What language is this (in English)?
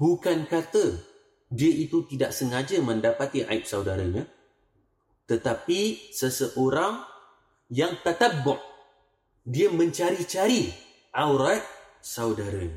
Malay